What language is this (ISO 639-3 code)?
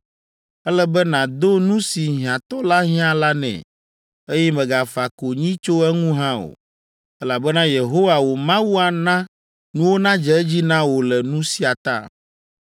ewe